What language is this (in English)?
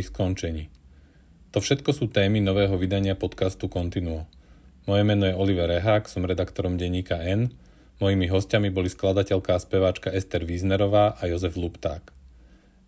Slovak